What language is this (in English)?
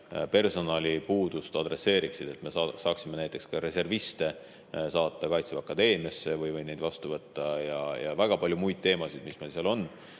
Estonian